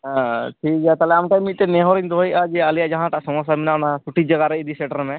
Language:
Santali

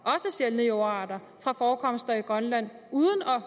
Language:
Danish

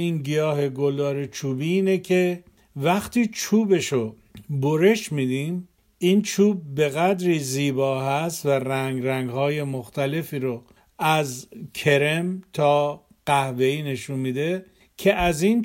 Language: Persian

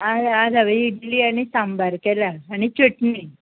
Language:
Konkani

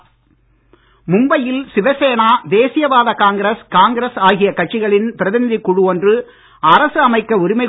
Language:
Tamil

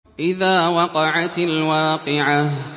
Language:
Arabic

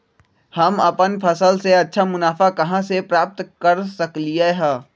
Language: Magahi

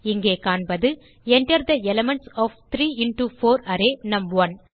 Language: Tamil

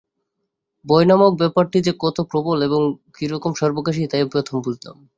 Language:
Bangla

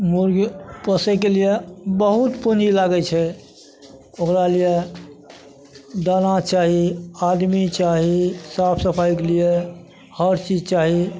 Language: Maithili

